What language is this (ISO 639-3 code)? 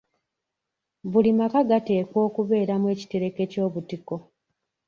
lug